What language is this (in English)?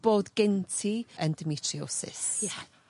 Welsh